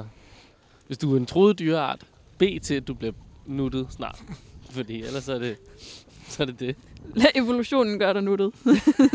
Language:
Danish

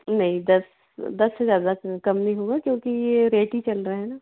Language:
Hindi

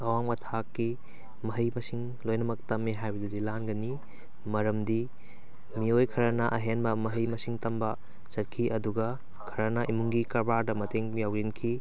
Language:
Manipuri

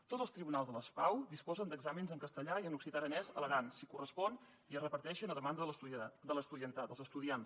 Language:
Catalan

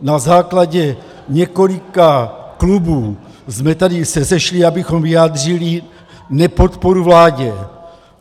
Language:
Czech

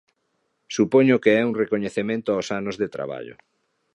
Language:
Galician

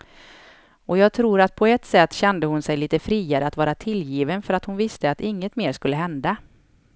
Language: Swedish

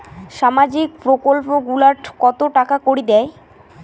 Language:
Bangla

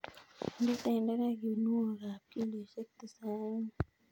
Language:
Kalenjin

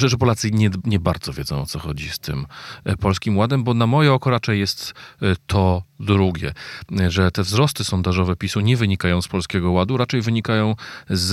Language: Polish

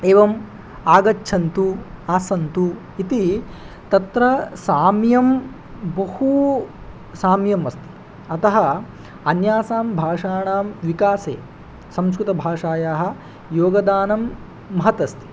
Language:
Sanskrit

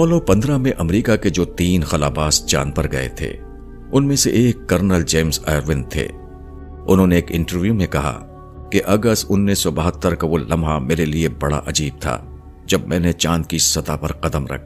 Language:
Urdu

